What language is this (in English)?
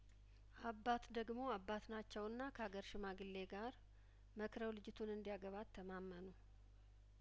Amharic